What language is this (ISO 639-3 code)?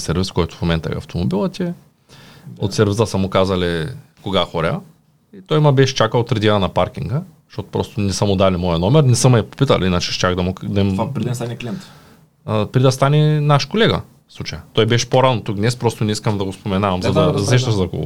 bul